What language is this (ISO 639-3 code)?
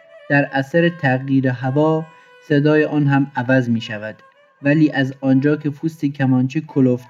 fas